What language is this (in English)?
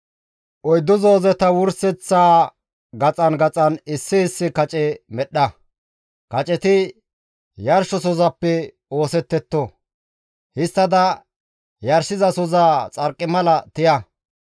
Gamo